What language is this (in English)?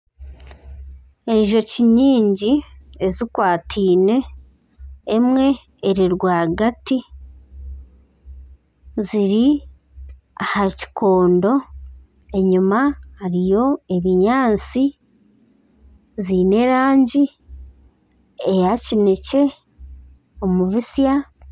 Nyankole